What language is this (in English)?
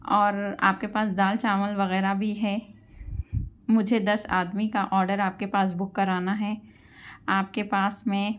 Urdu